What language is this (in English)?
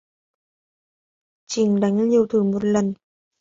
Vietnamese